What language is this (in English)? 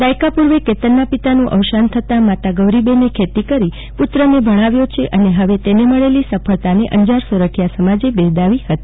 Gujarati